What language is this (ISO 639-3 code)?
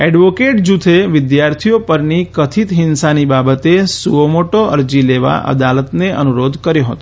guj